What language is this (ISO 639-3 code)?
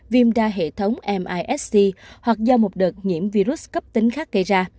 vie